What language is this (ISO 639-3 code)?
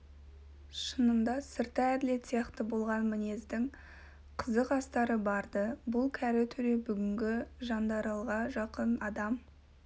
kaz